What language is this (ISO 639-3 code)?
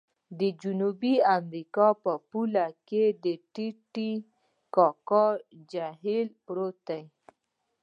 pus